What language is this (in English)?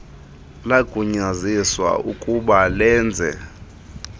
Xhosa